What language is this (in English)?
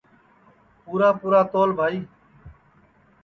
Sansi